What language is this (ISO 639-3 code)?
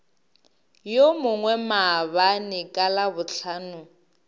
nso